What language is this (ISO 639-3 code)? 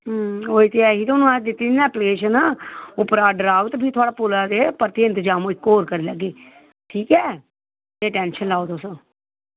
doi